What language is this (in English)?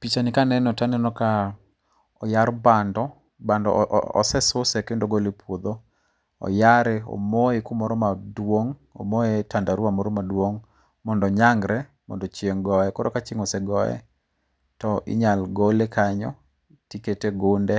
Luo (Kenya and Tanzania)